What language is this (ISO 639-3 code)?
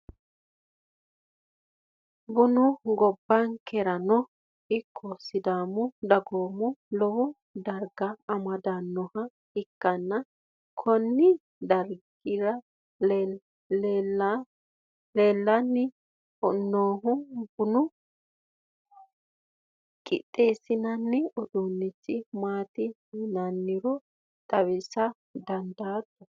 sid